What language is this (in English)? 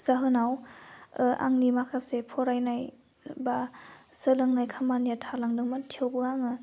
Bodo